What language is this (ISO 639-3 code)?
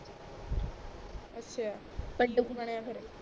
pan